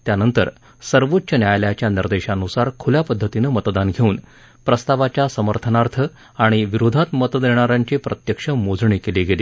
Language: Marathi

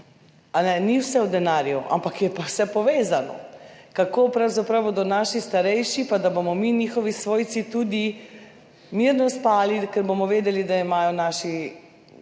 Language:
Slovenian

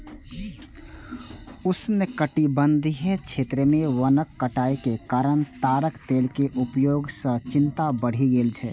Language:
Maithili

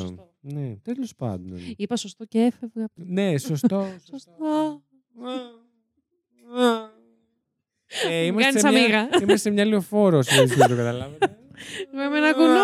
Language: Greek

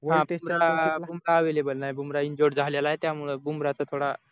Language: Marathi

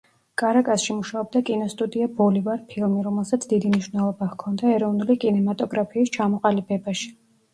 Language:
Georgian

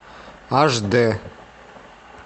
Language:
Russian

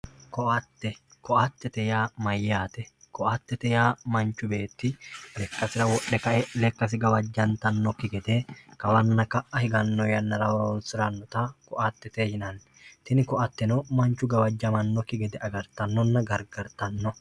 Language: Sidamo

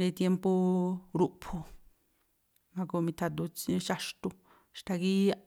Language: Tlacoapa Me'phaa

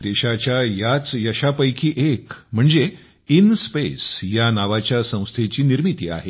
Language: Marathi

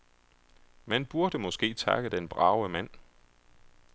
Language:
Danish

